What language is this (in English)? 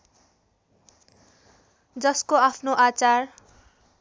Nepali